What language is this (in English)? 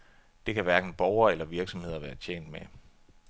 Danish